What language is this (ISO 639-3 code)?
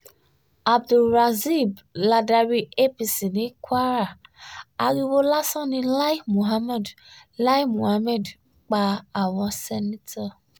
yor